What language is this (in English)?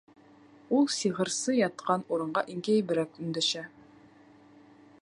Bashkir